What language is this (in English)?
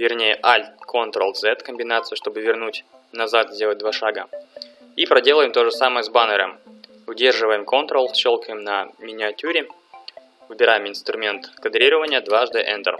Russian